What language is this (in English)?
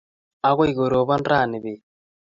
Kalenjin